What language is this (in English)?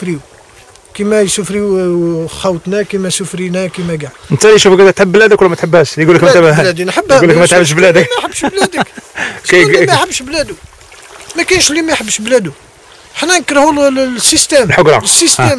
Arabic